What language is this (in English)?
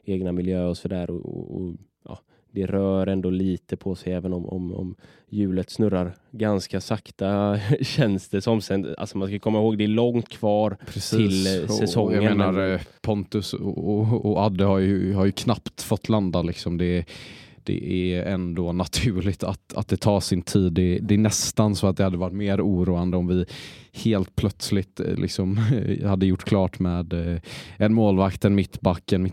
Swedish